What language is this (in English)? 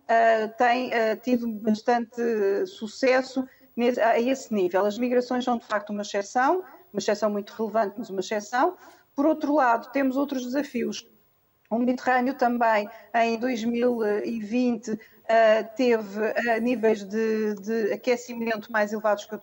Portuguese